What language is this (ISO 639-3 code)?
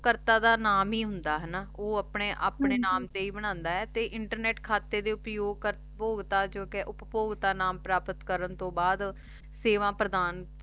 pan